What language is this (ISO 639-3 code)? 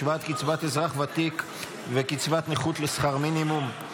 heb